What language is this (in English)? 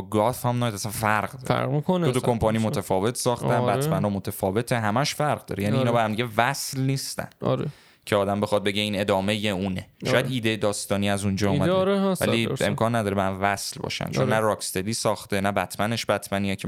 Persian